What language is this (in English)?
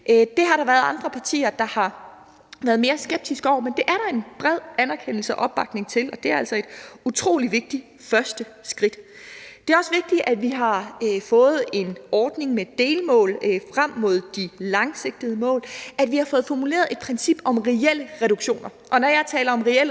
Danish